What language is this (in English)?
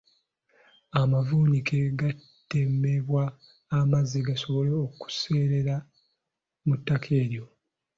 Ganda